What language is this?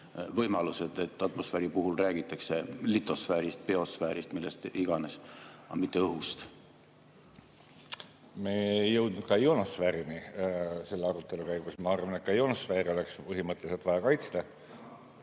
Estonian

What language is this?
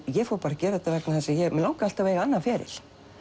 Icelandic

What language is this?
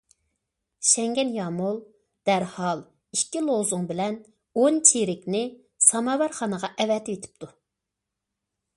Uyghur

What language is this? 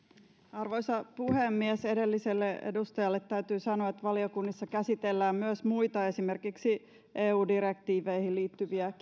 Finnish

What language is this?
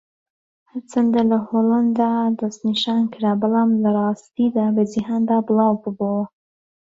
Central Kurdish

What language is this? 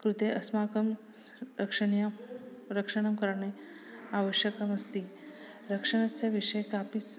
Sanskrit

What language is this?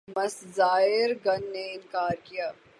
Urdu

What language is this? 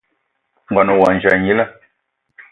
Eton (Cameroon)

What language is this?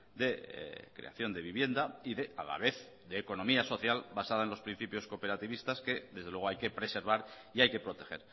Spanish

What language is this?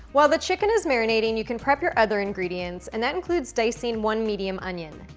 English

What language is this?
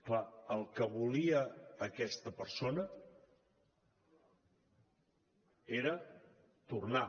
Catalan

